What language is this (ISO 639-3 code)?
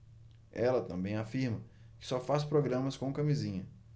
por